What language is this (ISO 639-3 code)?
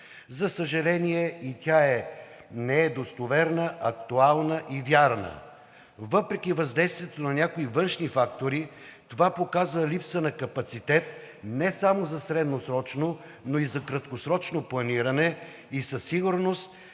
bul